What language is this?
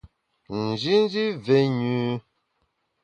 Bamun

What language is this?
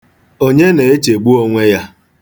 Igbo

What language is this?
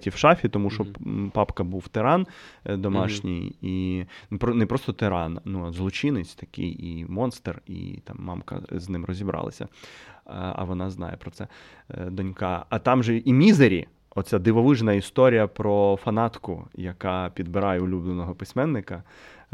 Ukrainian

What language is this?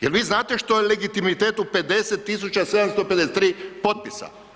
Croatian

